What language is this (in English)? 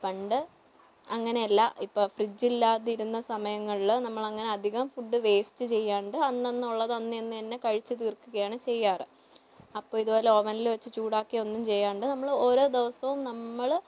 Malayalam